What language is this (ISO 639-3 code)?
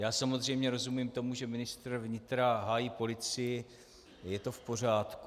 ces